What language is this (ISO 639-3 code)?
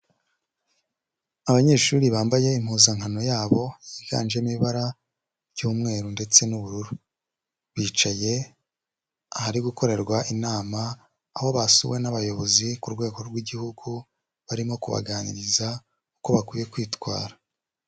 kin